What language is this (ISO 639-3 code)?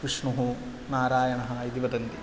san